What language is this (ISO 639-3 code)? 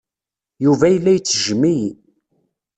kab